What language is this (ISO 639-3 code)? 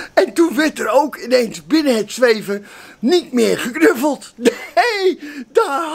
nld